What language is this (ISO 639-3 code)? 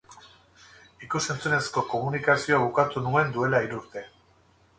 eus